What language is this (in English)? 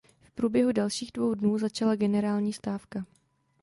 Czech